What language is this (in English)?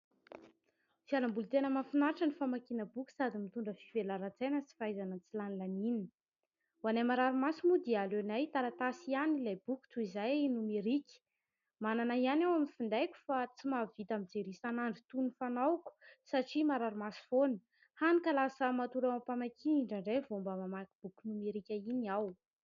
Malagasy